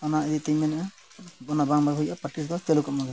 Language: Santali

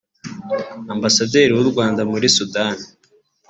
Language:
Kinyarwanda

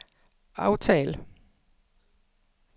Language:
Danish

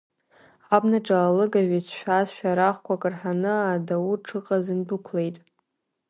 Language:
Abkhazian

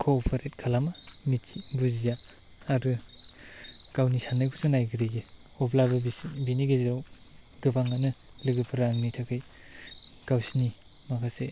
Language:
Bodo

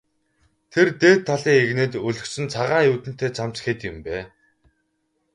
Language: Mongolian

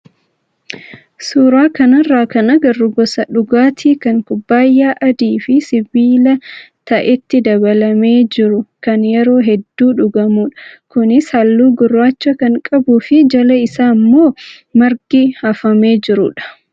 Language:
Oromo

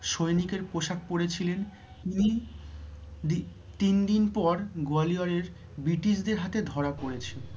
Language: Bangla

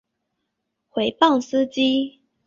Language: Chinese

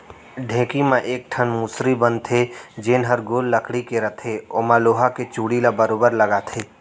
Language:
Chhattisgarhi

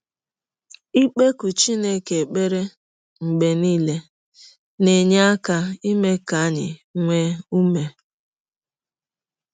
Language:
Igbo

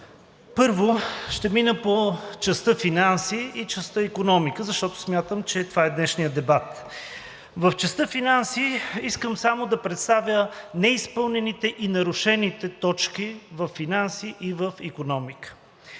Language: Bulgarian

